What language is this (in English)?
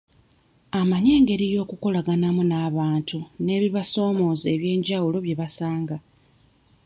Ganda